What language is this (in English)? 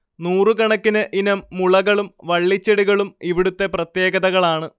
Malayalam